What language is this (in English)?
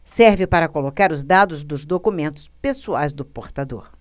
Portuguese